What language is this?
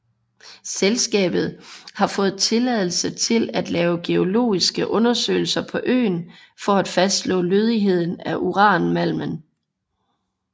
Danish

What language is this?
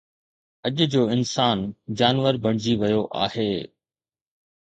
Sindhi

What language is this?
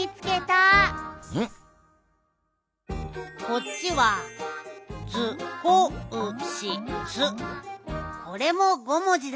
Japanese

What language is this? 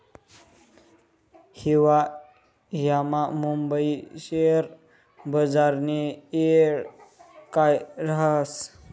Marathi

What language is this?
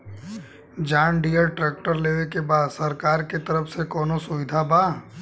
Bhojpuri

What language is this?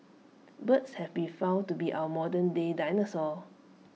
English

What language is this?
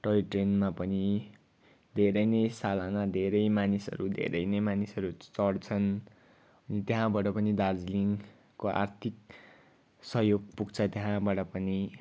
Nepali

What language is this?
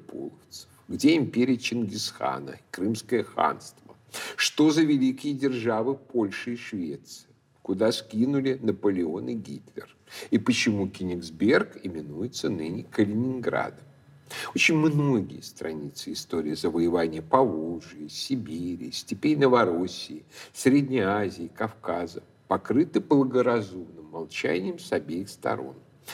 Russian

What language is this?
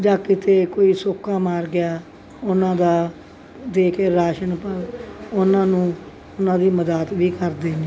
Punjabi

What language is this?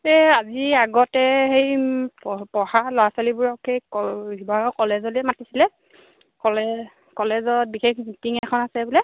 Assamese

